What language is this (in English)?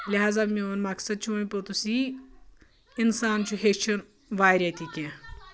Kashmiri